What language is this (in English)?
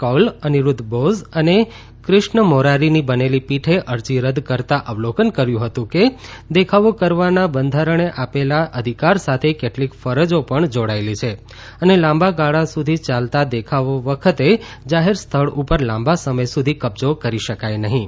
Gujarati